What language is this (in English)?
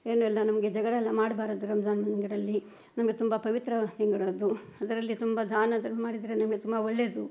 Kannada